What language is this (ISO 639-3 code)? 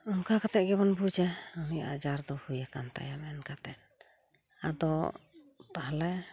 sat